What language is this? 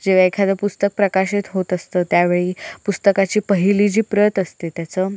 Marathi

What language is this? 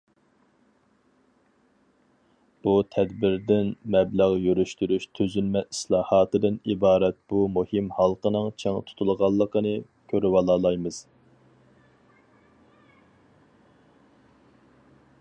Uyghur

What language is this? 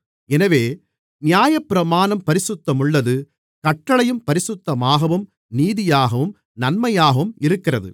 Tamil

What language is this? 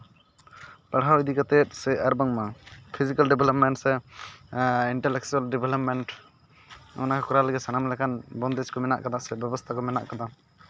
Santali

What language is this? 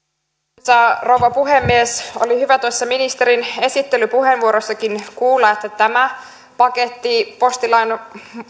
Finnish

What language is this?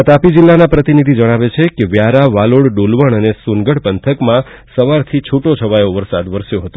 Gujarati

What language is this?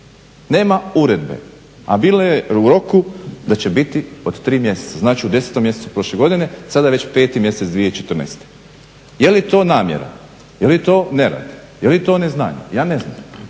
Croatian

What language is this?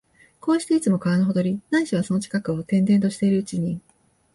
Japanese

